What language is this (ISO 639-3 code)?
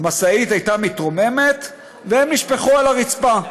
heb